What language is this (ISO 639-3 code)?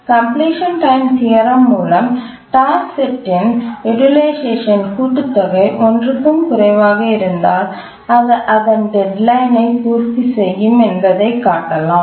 tam